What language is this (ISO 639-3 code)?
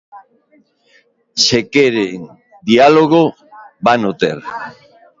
glg